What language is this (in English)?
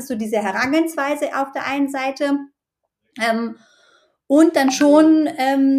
German